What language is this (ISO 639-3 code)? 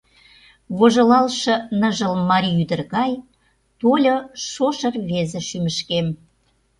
chm